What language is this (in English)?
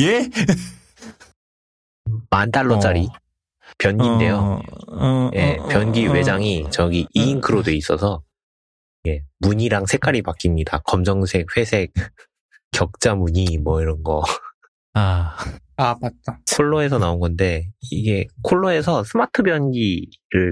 Korean